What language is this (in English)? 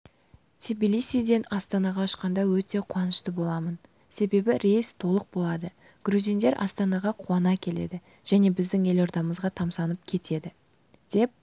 Kazakh